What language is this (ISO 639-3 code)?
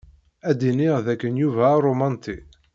kab